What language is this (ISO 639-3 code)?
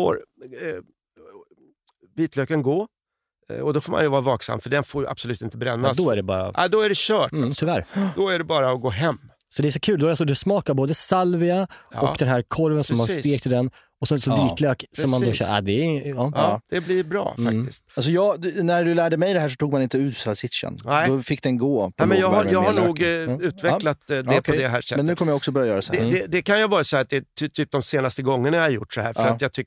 swe